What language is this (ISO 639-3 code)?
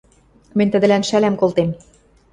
mrj